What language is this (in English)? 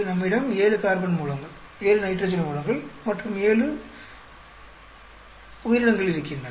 Tamil